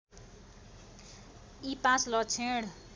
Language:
Nepali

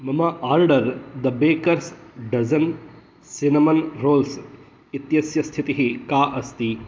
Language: Sanskrit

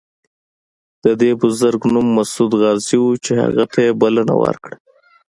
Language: Pashto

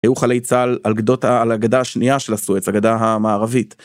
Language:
Hebrew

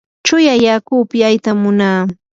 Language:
Yanahuanca Pasco Quechua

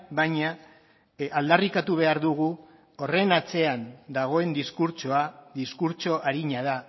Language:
Basque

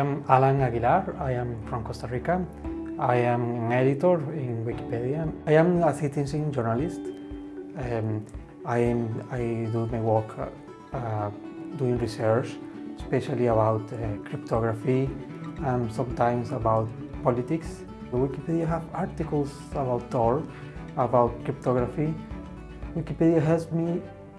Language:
English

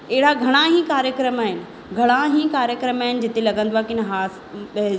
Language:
Sindhi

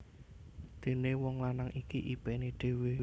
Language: Javanese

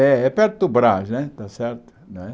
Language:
Portuguese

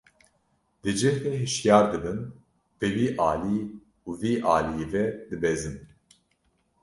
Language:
Kurdish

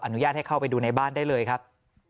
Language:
Thai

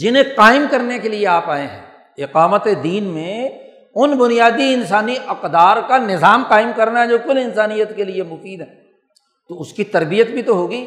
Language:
Urdu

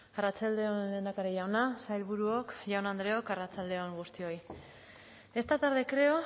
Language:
Basque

